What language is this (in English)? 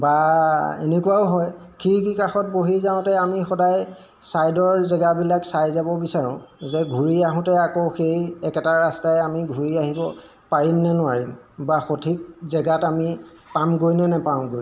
Assamese